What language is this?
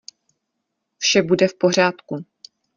Czech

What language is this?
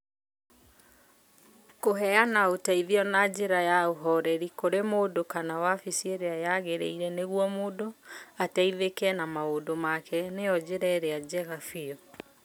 Kikuyu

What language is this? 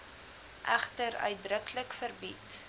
Afrikaans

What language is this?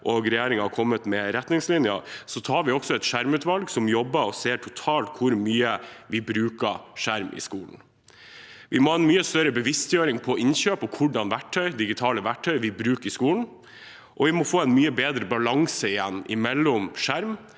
Norwegian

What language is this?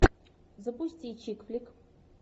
Russian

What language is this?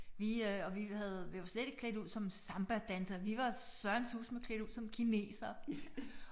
Danish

